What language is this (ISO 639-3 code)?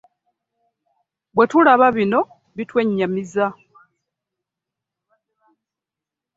lug